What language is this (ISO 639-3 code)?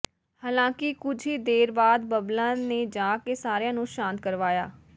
pan